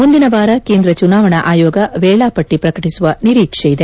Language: Kannada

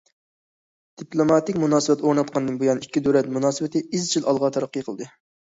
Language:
Uyghur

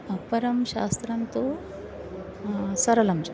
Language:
Sanskrit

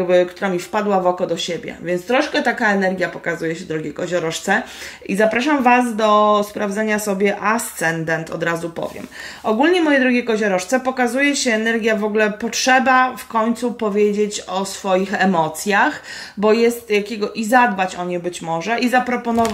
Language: Polish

